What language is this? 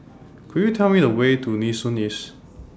English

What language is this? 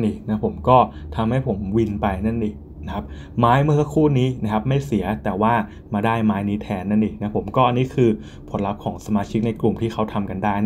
Thai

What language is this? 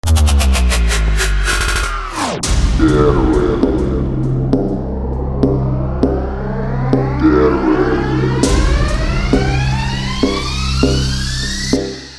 Russian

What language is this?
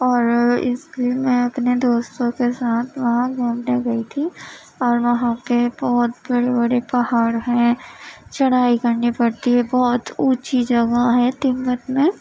Urdu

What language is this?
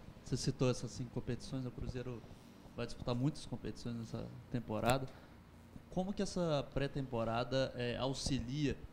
Portuguese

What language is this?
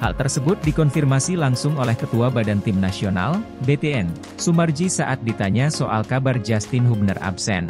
Indonesian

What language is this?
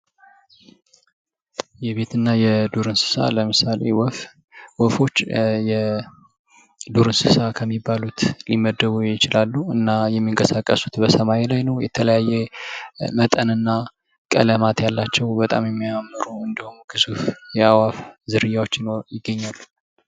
Amharic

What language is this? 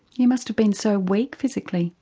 English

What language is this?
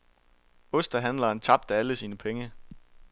Danish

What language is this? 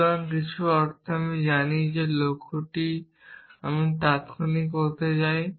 Bangla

